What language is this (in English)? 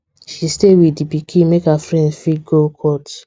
Nigerian Pidgin